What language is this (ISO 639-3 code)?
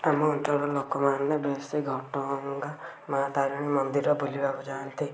ori